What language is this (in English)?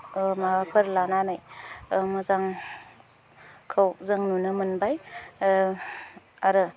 Bodo